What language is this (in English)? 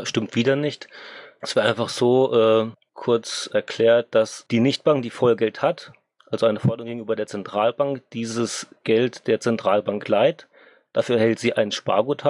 German